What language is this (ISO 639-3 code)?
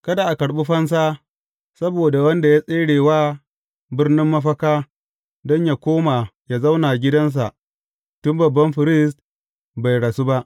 hau